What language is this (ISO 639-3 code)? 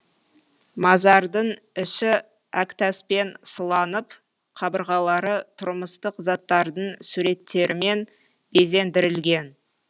kaz